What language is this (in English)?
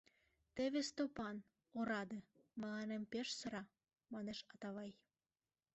Mari